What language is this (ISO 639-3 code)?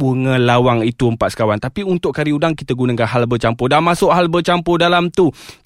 msa